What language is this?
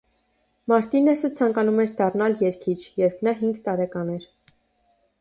Armenian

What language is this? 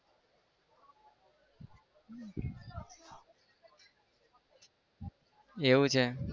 Gujarati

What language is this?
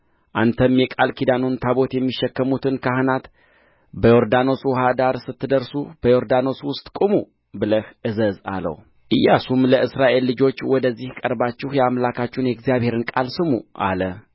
Amharic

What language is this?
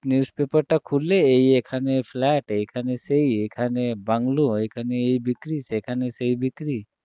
Bangla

